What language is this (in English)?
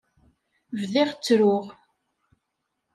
Kabyle